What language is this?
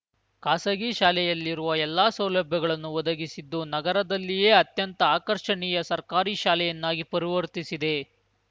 Kannada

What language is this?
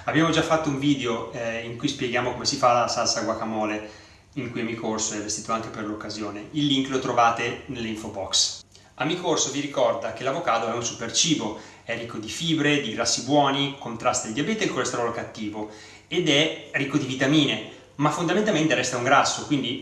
Italian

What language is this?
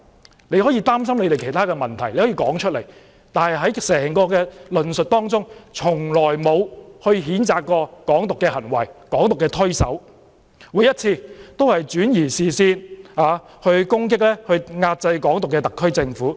Cantonese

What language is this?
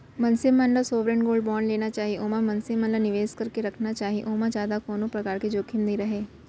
Chhattisgarhi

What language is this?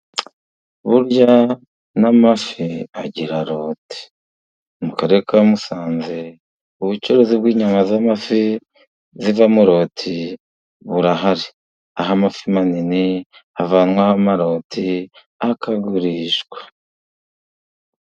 Kinyarwanda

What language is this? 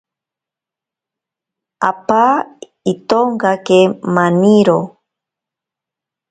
Ashéninka Perené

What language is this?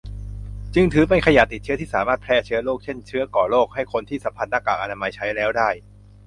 Thai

